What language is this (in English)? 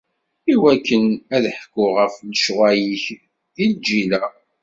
Kabyle